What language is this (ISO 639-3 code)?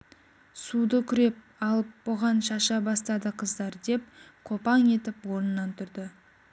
kaz